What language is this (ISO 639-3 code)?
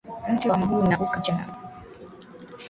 swa